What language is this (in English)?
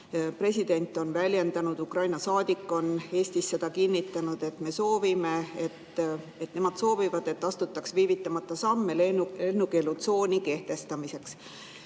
Estonian